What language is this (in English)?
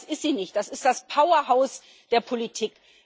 German